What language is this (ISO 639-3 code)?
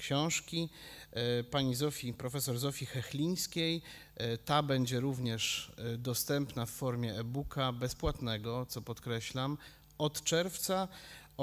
pol